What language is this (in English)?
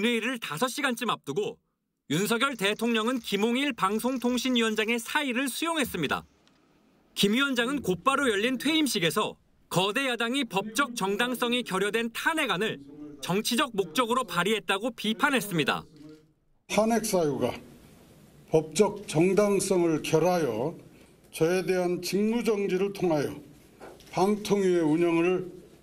Korean